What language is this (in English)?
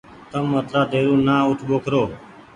Goaria